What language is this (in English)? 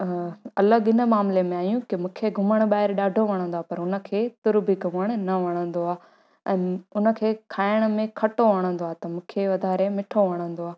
Sindhi